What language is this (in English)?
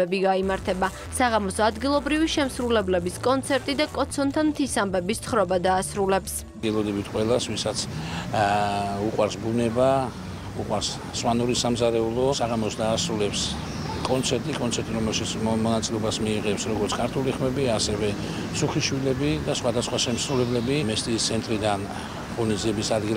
Romanian